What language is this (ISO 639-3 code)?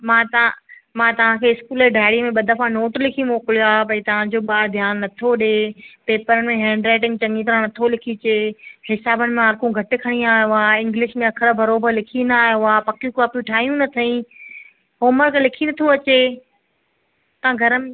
snd